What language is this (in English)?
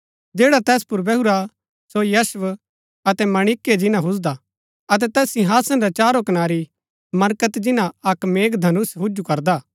Gaddi